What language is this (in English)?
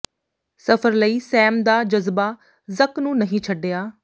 Punjabi